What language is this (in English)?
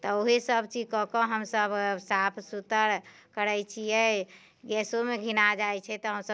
Maithili